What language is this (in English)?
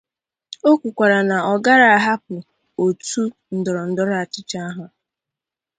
Igbo